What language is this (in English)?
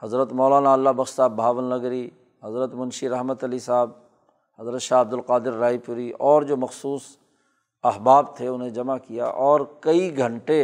Urdu